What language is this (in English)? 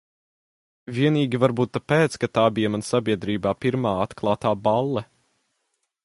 Latvian